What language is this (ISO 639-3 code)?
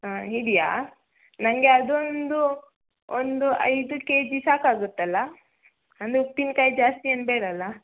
kan